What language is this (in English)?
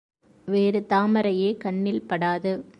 Tamil